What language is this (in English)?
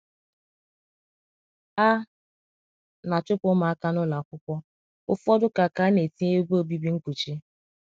Igbo